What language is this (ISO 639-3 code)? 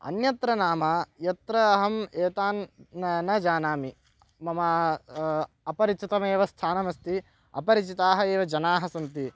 san